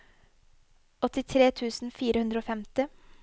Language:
Norwegian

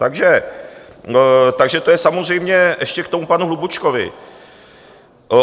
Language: Czech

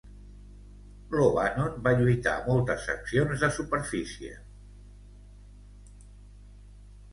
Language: Catalan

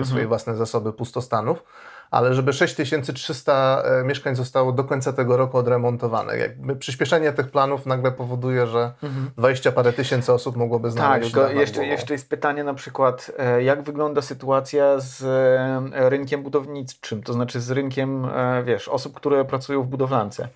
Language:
Polish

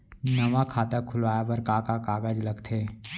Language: Chhattisgarhi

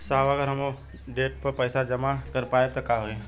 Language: Bhojpuri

